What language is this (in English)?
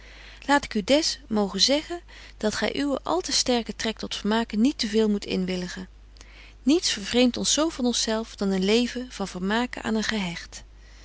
Dutch